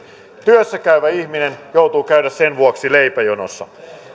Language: Finnish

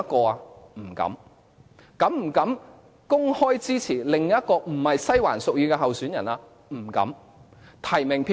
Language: Cantonese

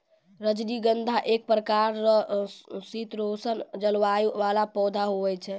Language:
Maithili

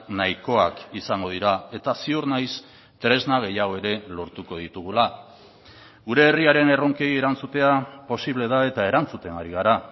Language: Basque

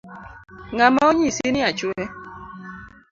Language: Luo (Kenya and Tanzania)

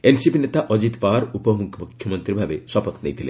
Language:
Odia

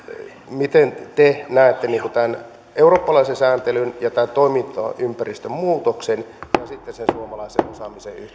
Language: Finnish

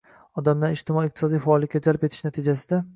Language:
Uzbek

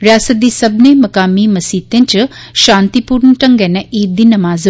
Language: Dogri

